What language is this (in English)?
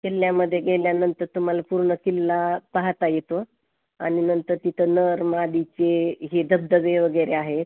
Marathi